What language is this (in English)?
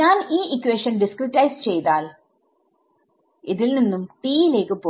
Malayalam